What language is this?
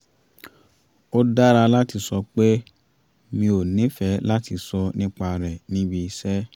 Yoruba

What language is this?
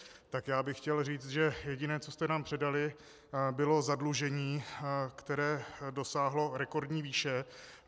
Czech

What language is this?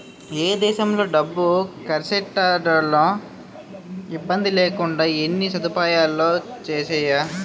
Telugu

